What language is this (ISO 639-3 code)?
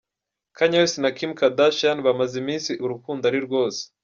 kin